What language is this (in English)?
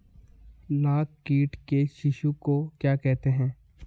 Hindi